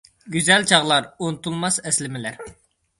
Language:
Uyghur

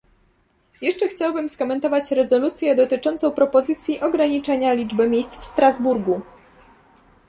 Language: Polish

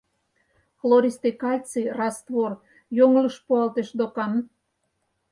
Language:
Mari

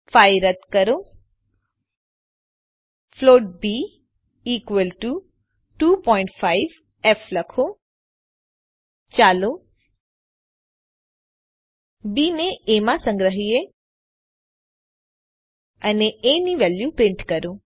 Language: Gujarati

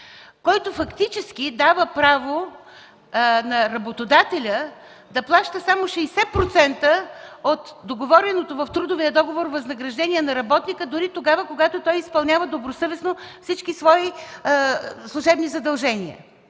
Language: Bulgarian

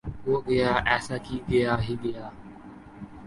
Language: Urdu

